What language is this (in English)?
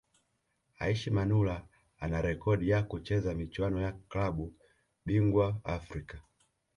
Swahili